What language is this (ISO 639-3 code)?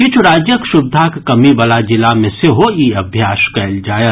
mai